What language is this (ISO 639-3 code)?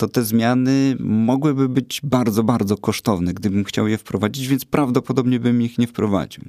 pol